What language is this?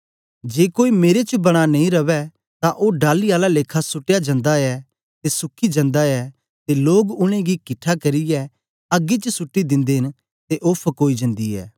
Dogri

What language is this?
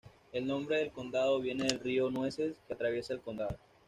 Spanish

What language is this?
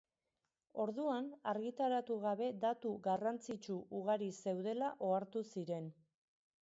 Basque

